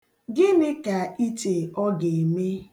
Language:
Igbo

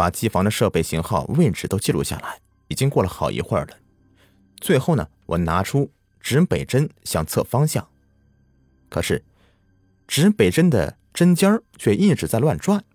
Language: Chinese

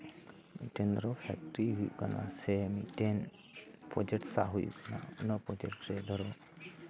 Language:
Santali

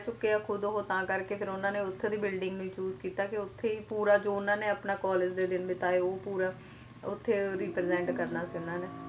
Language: Punjabi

